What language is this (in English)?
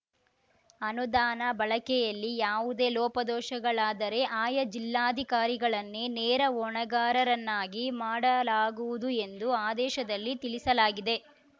Kannada